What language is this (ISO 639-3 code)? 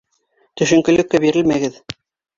bak